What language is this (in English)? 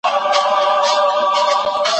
Pashto